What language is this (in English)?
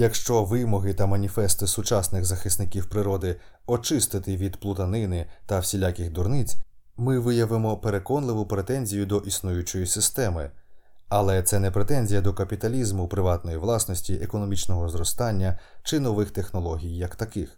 Ukrainian